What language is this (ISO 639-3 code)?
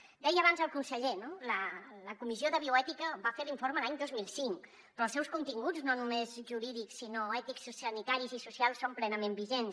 cat